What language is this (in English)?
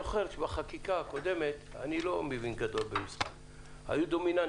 Hebrew